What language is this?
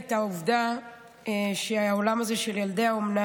Hebrew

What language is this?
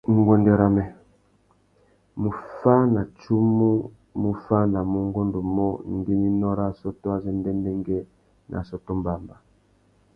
Tuki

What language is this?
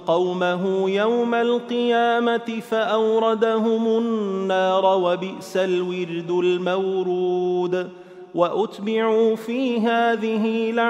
Arabic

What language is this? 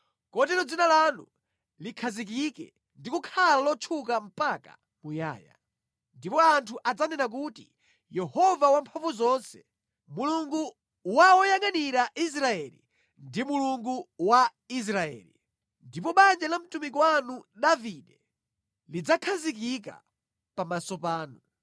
Nyanja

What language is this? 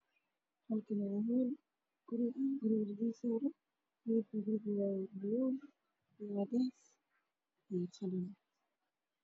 Somali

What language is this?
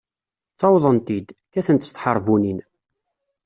Kabyle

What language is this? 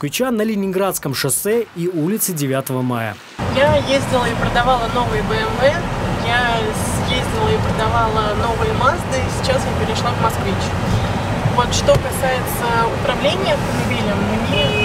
Russian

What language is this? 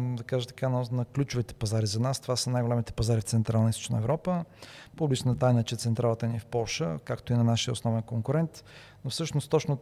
Bulgarian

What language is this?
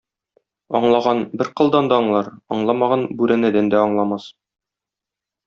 Tatar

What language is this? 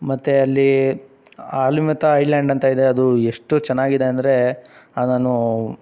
Kannada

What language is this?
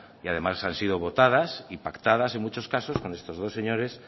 Spanish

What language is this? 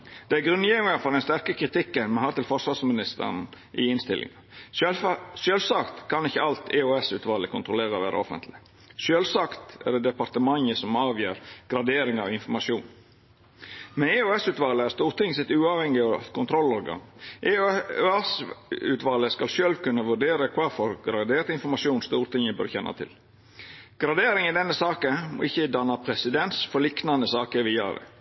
Norwegian Nynorsk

